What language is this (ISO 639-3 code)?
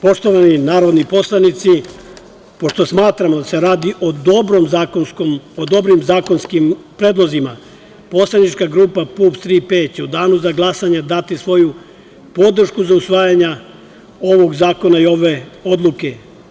srp